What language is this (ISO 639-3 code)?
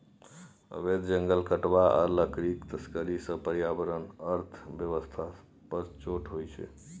mai